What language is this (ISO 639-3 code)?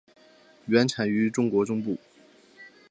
zho